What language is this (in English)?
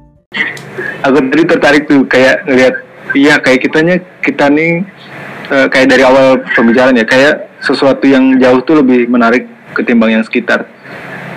Indonesian